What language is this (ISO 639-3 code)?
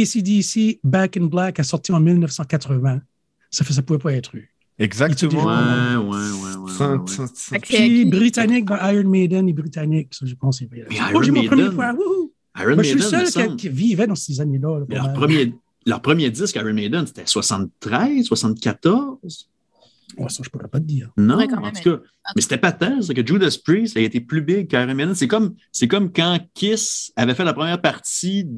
fra